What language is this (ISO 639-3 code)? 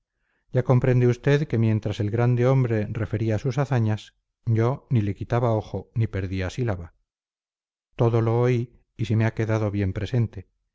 spa